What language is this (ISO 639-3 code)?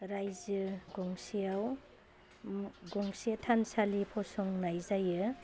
brx